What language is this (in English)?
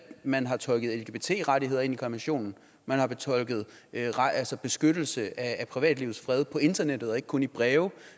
Danish